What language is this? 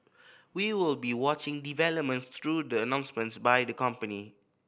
English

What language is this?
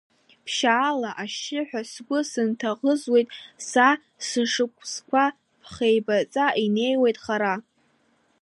Abkhazian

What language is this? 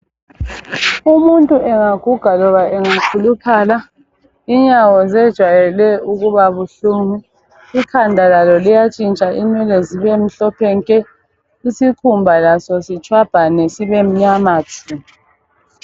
North Ndebele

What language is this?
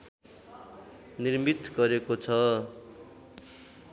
Nepali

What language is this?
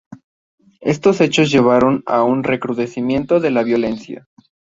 Spanish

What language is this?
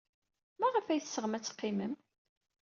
Kabyle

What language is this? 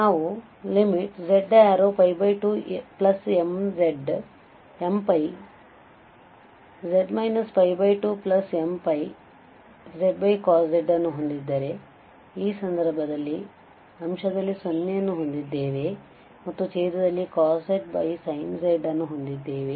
Kannada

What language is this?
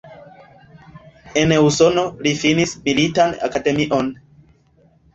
Esperanto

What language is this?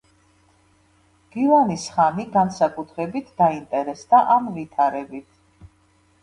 Georgian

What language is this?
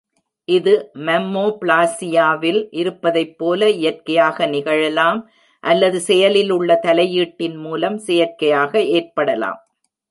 Tamil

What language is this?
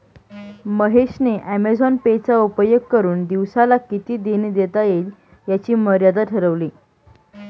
Marathi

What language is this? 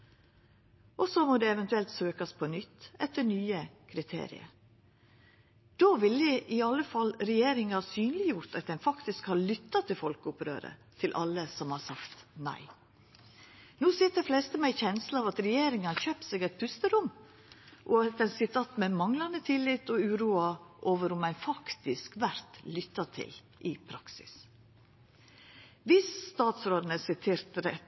Norwegian Nynorsk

